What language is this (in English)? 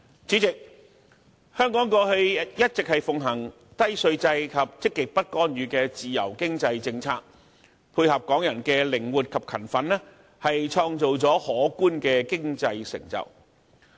Cantonese